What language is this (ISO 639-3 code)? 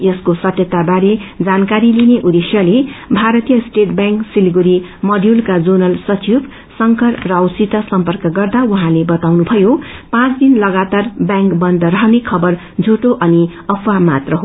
nep